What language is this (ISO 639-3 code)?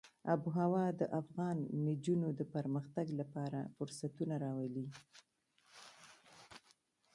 pus